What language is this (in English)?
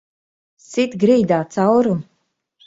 Latvian